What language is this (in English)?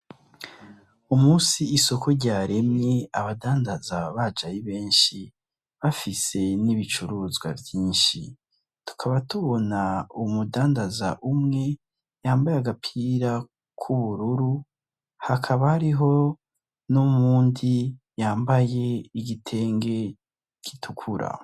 Rundi